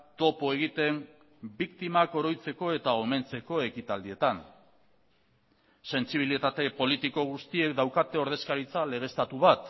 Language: Basque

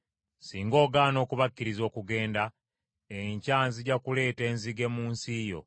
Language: Ganda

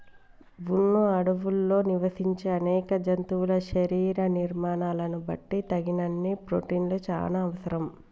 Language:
Telugu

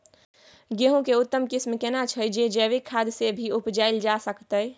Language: Maithili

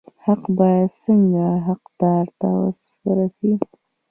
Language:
Pashto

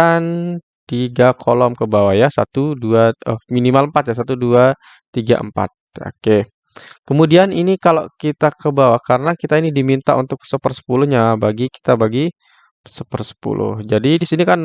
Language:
Indonesian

